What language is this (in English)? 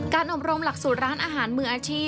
Thai